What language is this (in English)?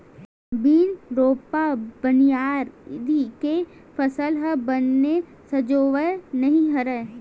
Chhattisgarhi